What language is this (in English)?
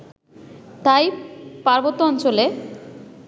Bangla